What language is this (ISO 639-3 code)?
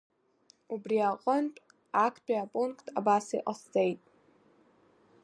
abk